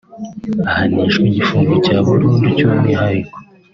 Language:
Kinyarwanda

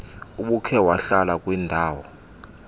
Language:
Xhosa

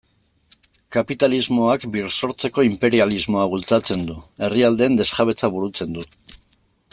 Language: Basque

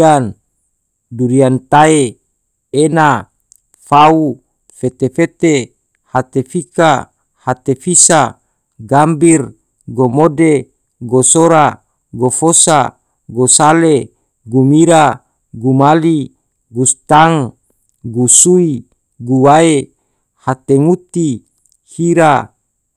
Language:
Tidore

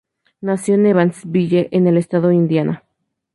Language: Spanish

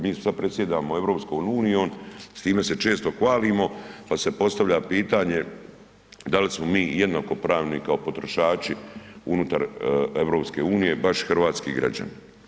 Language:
Croatian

